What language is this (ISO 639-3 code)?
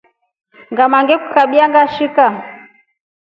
rof